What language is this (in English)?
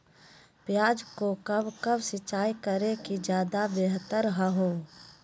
Magahi